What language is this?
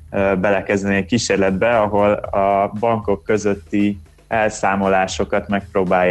Hungarian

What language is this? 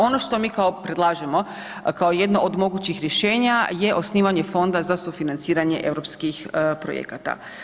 Croatian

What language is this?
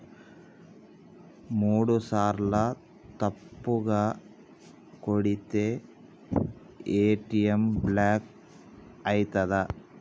Telugu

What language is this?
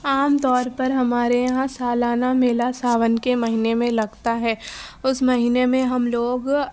Urdu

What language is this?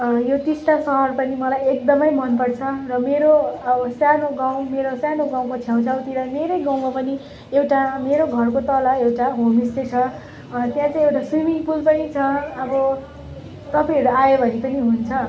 Nepali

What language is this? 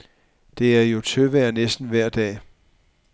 Danish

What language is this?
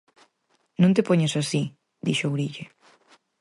Galician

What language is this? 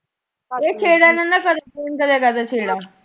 Punjabi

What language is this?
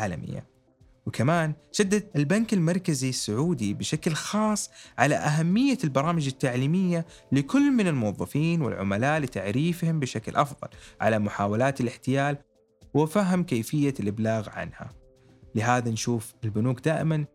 Arabic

